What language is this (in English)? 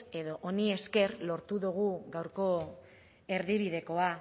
Basque